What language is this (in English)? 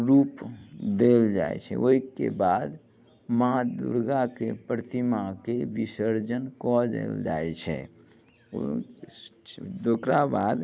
Maithili